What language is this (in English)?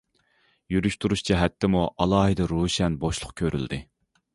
Uyghur